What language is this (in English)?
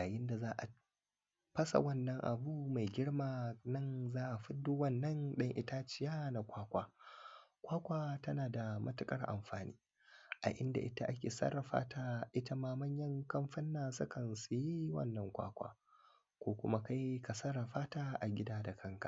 Hausa